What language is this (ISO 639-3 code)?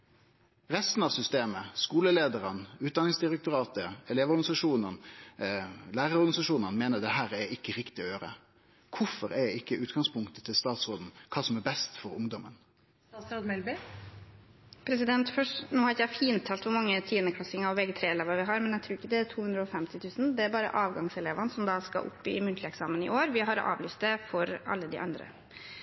nor